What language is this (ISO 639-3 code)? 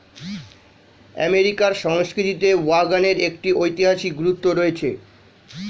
ben